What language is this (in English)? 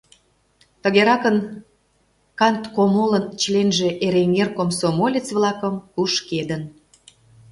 Mari